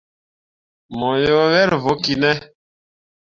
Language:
Mundang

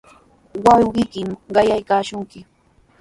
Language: Sihuas Ancash Quechua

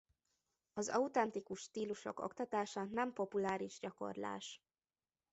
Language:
Hungarian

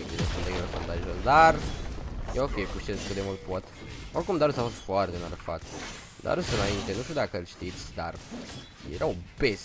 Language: Romanian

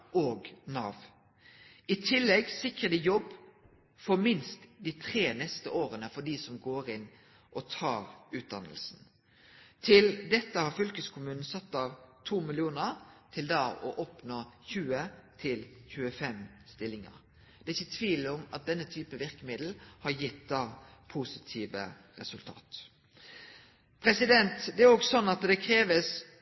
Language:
Norwegian Nynorsk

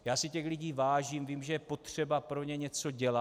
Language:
Czech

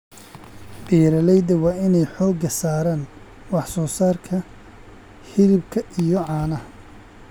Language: Somali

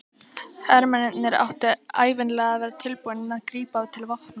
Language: Icelandic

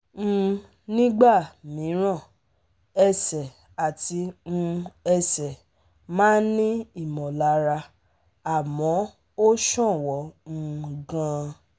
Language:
Yoruba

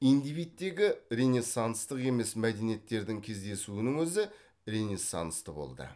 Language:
Kazakh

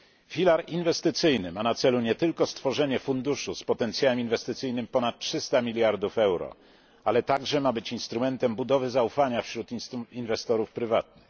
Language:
Polish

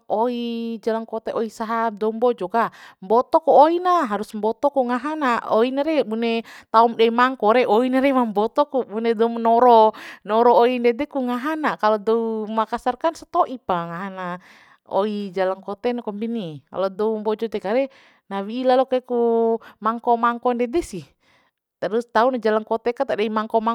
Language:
Bima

